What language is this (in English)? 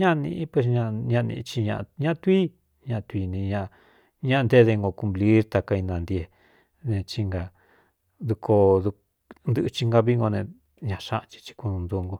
Cuyamecalco Mixtec